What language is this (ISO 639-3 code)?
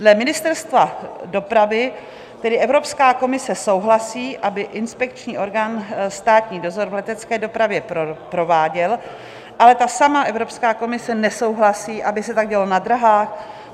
ces